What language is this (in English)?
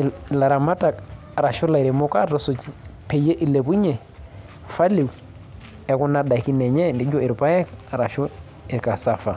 Masai